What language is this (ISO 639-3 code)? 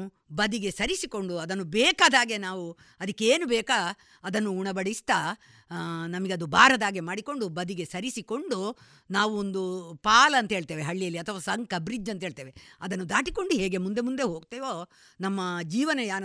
kan